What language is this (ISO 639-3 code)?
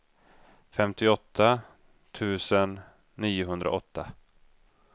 swe